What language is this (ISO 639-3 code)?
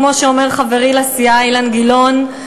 heb